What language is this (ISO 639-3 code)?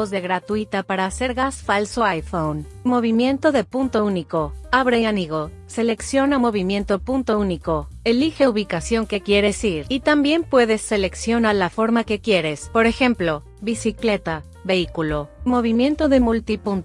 spa